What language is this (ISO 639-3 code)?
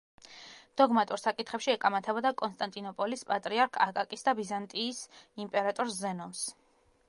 kat